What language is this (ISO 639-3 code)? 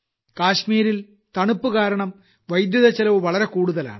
mal